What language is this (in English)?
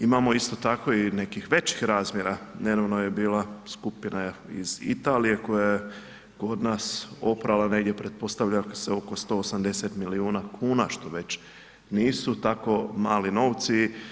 Croatian